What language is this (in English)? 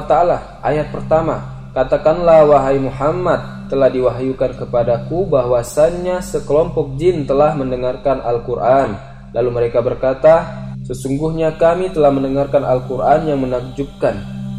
Indonesian